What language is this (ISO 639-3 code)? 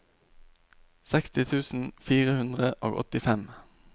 nor